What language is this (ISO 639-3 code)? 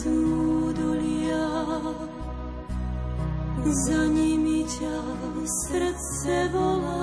slk